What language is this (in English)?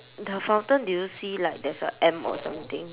English